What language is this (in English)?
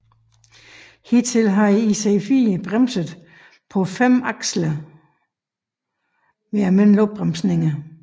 Danish